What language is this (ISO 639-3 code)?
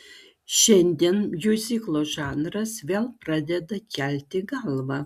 lit